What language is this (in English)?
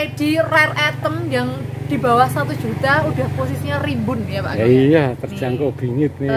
Indonesian